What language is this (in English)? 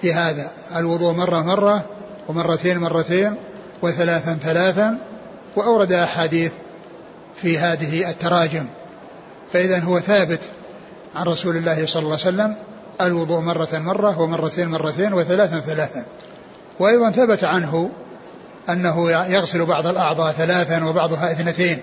Arabic